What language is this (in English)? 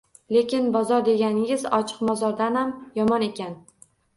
Uzbek